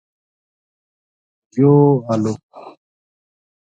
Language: Gujari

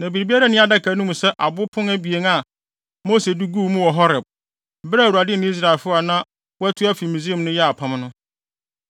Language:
Akan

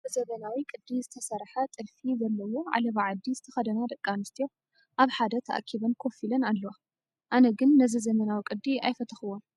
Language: Tigrinya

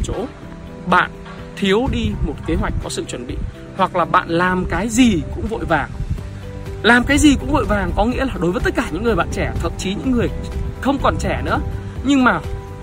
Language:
Vietnamese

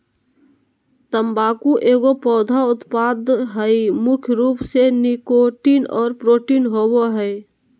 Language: Magahi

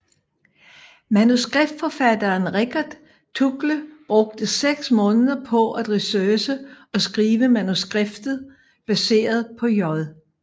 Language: Danish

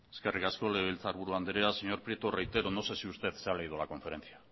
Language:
Spanish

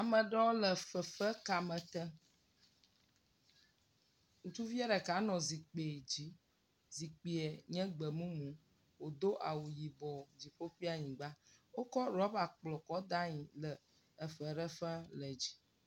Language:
Ewe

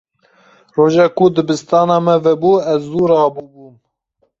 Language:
Kurdish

